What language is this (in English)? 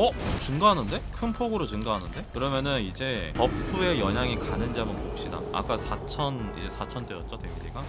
Korean